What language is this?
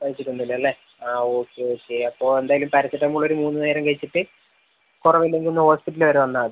Malayalam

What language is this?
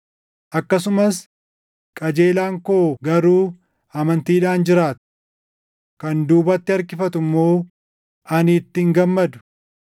Oromo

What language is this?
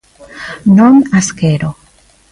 Galician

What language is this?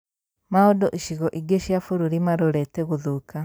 Kikuyu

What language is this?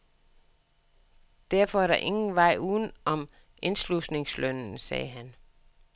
Danish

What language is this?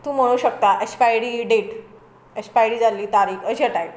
Konkani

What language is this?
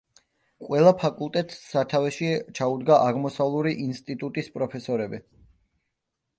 Georgian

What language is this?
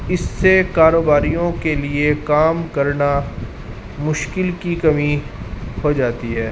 Urdu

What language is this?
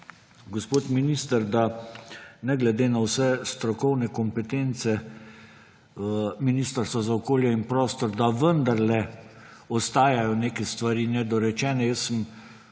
Slovenian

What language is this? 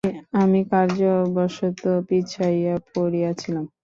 Bangla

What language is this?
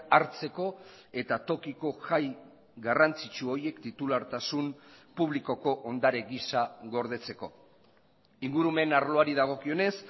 Basque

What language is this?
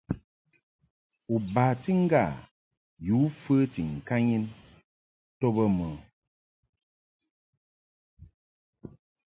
Mungaka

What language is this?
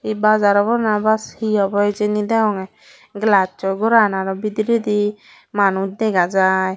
Chakma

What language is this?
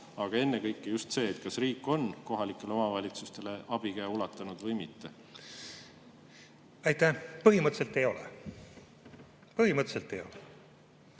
Estonian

